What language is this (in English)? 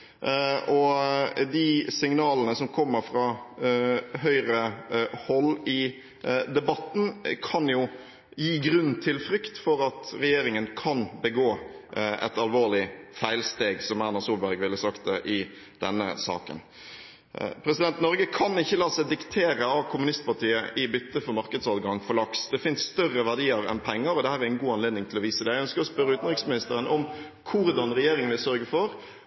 Norwegian Bokmål